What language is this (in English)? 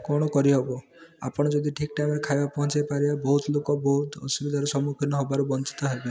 Odia